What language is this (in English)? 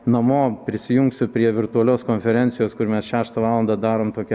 Lithuanian